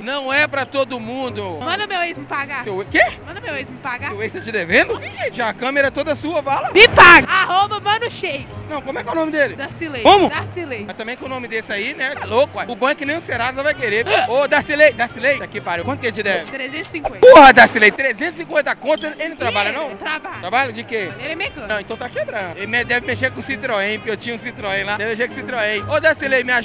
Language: Portuguese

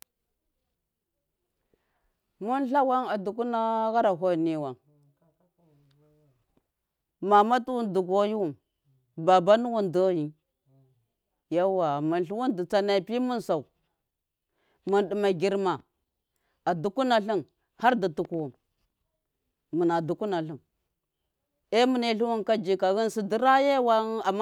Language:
Miya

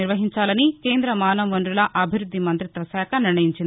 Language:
Telugu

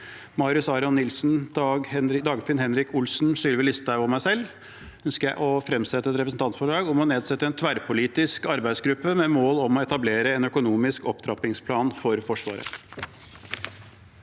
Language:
Norwegian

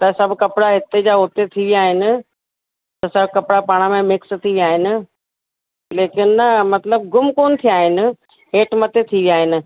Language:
Sindhi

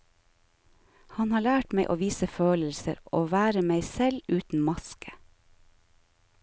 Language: Norwegian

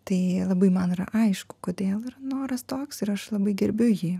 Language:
Lithuanian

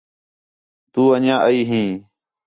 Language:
Khetrani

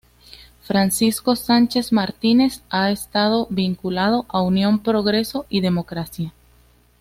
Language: Spanish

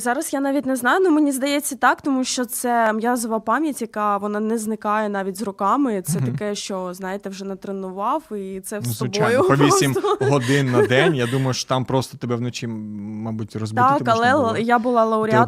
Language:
Ukrainian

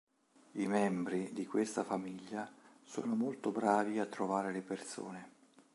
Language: Italian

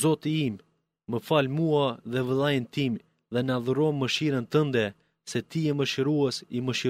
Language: Greek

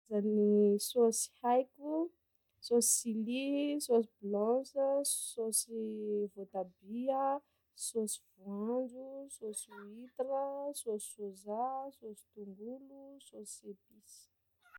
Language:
Sakalava Malagasy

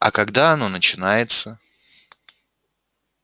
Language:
Russian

